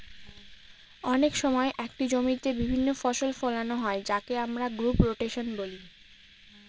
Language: Bangla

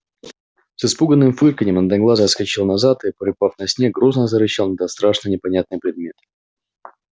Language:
Russian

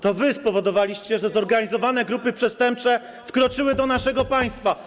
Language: Polish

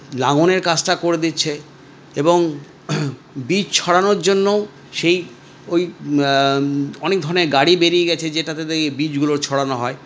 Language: Bangla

